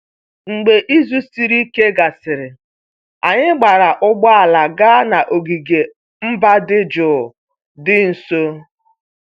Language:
Igbo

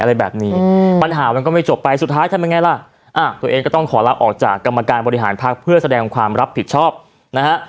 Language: Thai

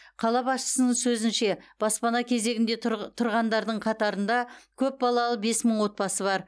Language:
Kazakh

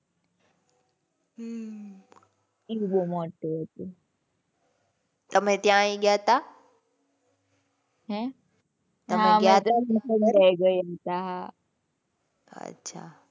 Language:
Gujarati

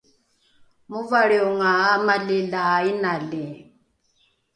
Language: Rukai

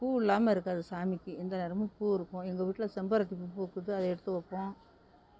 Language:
Tamil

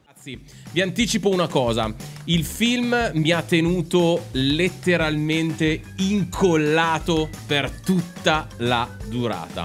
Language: Italian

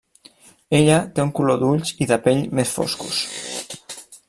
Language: Catalan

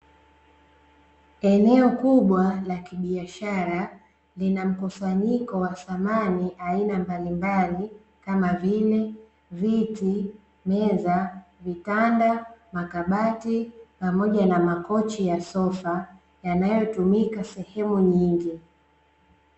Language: Swahili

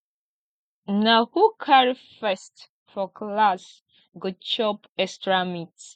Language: Nigerian Pidgin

